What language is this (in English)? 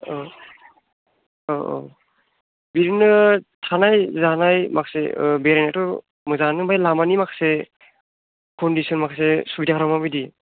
Bodo